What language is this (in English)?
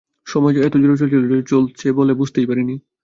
Bangla